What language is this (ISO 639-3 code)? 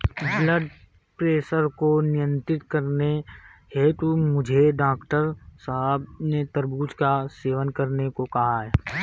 hin